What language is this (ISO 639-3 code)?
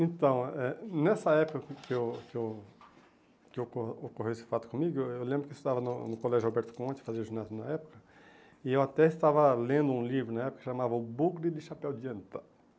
por